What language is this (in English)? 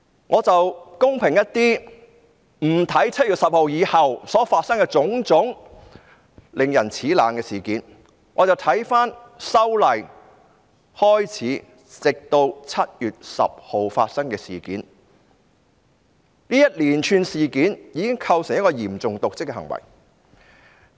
Cantonese